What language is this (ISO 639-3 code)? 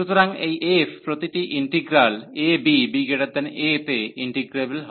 ben